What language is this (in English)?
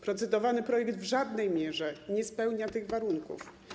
Polish